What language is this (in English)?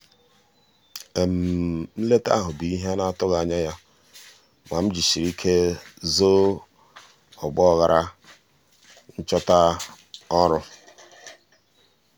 Igbo